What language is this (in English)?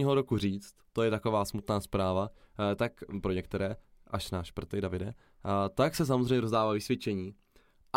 Czech